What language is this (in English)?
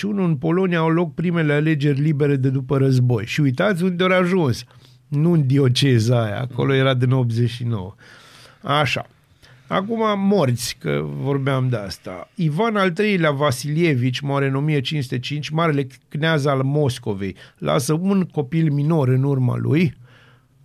Romanian